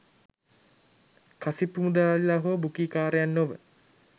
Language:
Sinhala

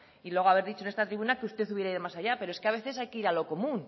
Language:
Spanish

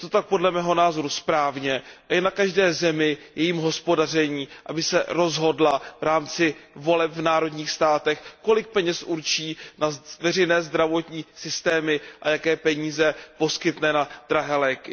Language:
Czech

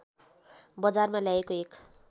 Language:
Nepali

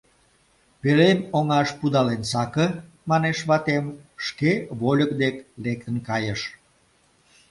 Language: Mari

